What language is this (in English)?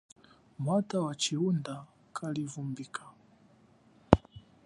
Chokwe